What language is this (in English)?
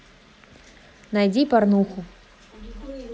Russian